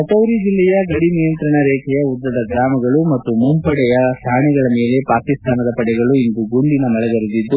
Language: Kannada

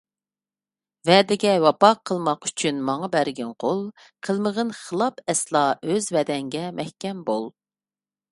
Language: Uyghur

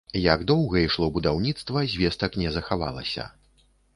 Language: Belarusian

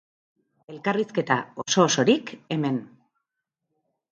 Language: Basque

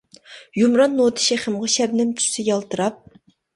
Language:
Uyghur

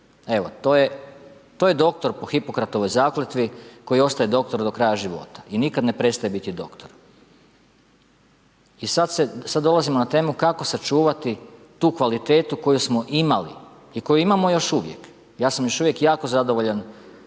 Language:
Croatian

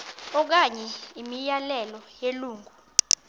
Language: Xhosa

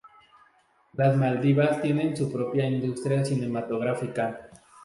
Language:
Spanish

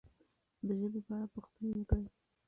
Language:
Pashto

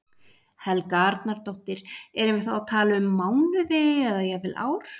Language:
Icelandic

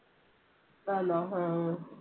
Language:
Malayalam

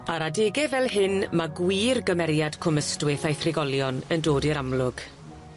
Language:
Welsh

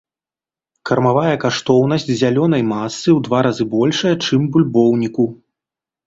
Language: Belarusian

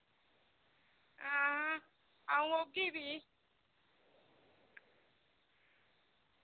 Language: Dogri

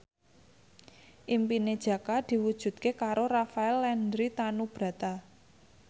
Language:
Javanese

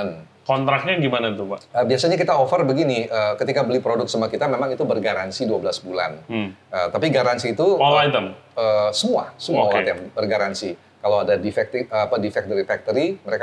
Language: Indonesian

